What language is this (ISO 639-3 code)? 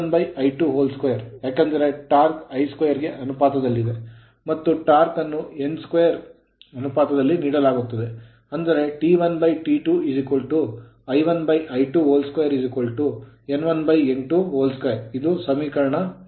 kan